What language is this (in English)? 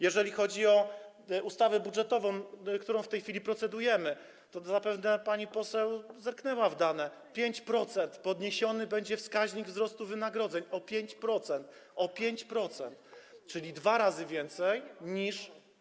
Polish